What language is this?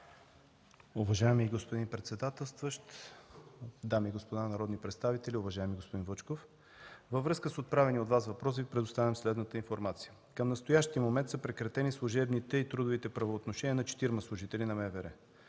Bulgarian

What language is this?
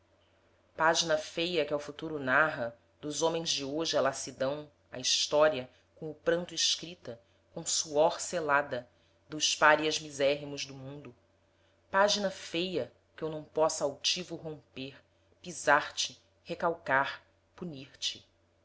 Portuguese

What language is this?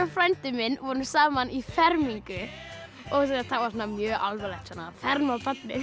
Icelandic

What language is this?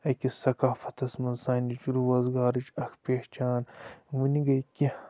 Kashmiri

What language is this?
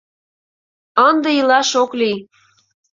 Mari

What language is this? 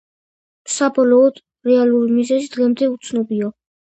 Georgian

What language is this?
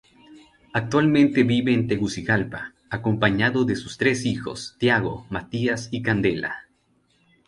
Spanish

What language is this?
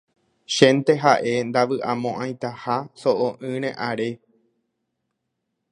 Guarani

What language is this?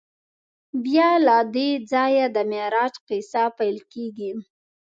Pashto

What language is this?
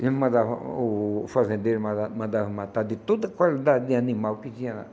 Portuguese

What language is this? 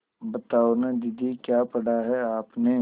Hindi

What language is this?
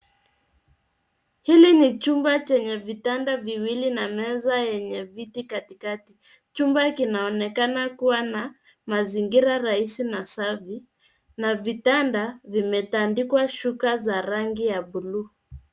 Swahili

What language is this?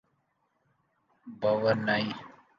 Urdu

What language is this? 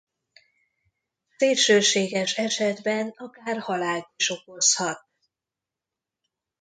Hungarian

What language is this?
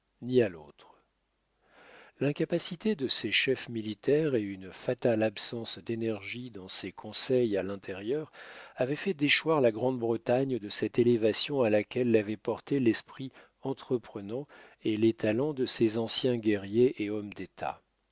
French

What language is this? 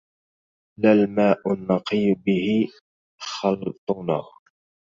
Arabic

